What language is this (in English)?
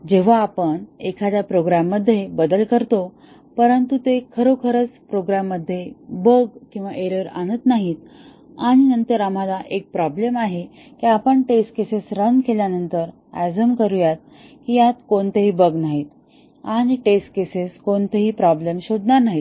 Marathi